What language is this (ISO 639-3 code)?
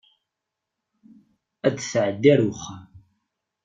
kab